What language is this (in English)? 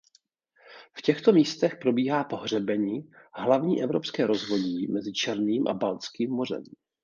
Czech